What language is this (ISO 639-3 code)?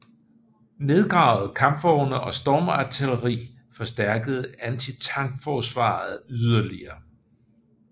dan